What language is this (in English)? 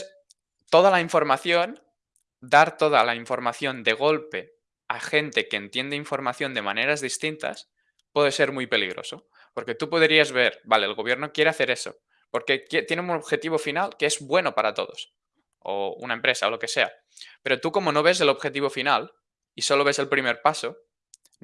Spanish